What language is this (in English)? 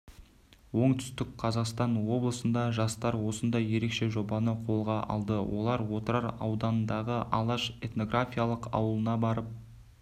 Kazakh